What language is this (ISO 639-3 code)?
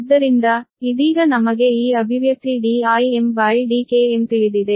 kan